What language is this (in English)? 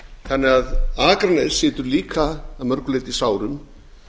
Icelandic